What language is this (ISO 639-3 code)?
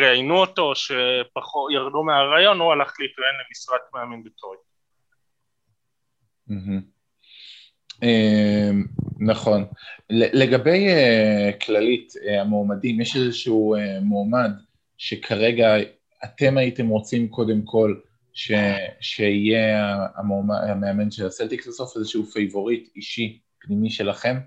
heb